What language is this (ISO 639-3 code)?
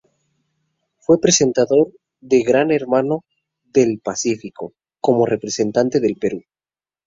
spa